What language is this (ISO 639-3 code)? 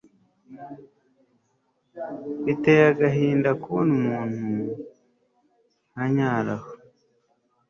kin